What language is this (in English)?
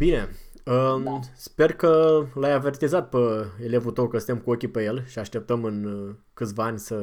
Romanian